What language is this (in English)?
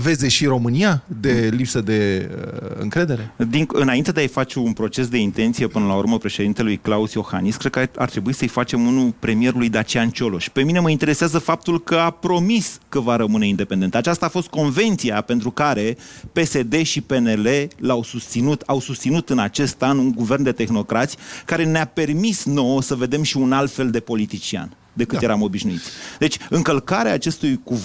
Romanian